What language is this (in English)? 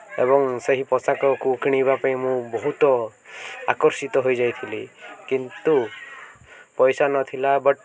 Odia